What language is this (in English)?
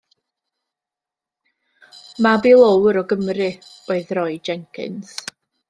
Welsh